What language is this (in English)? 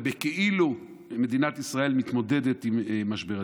Hebrew